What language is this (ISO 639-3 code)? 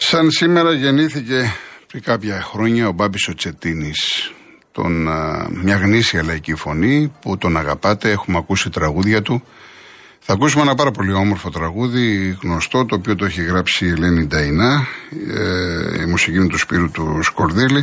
ell